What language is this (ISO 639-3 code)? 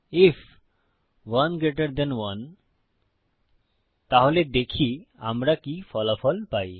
ben